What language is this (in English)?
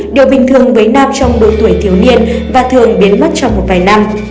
Vietnamese